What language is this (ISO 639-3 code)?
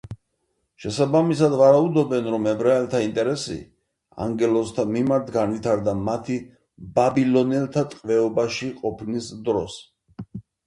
kat